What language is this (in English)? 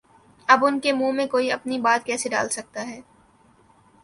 Urdu